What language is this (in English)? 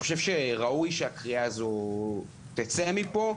Hebrew